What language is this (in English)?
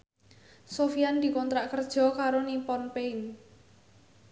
Javanese